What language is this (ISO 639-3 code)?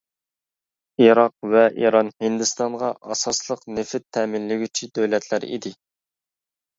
uig